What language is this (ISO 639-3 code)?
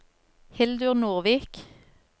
nor